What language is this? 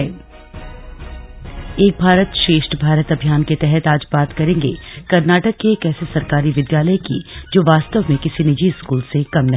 Hindi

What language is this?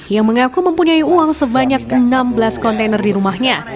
Indonesian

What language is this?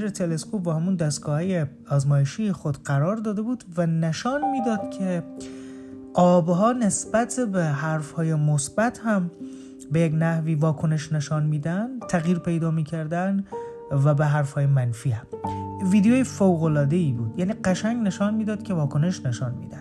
Persian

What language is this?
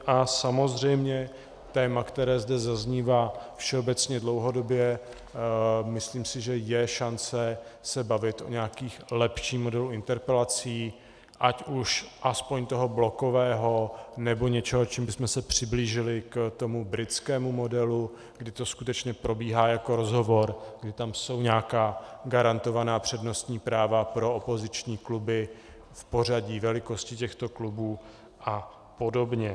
Czech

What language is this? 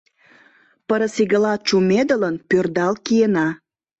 Mari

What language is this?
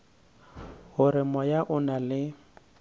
Northern Sotho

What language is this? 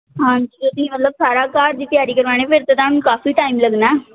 Punjabi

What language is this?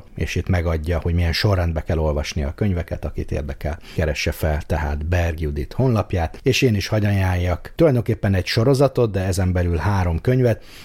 Hungarian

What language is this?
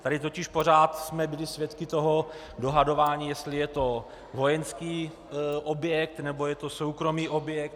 Czech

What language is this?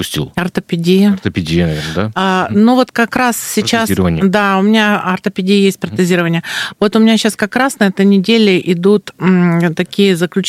Russian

